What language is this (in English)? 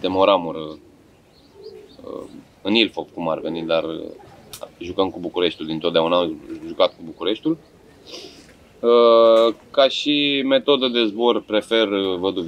Romanian